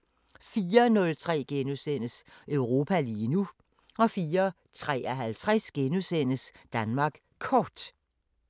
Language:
Danish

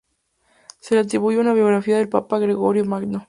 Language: Spanish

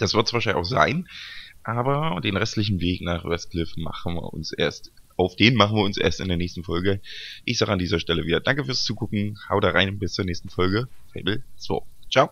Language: German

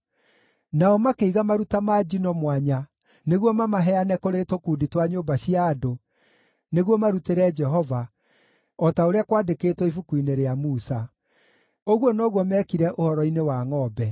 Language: Kikuyu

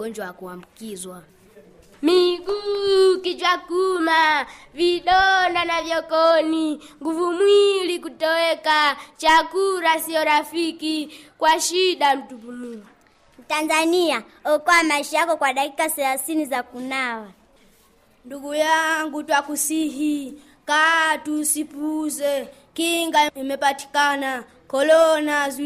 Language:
Swahili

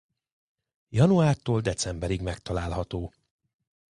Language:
Hungarian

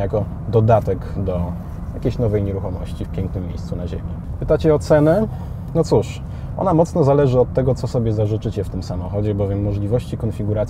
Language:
Polish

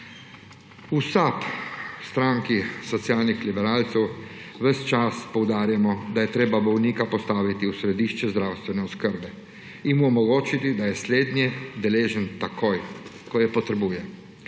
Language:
Slovenian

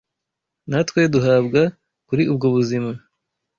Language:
Kinyarwanda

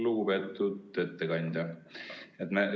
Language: Estonian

